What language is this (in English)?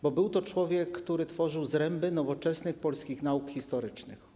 Polish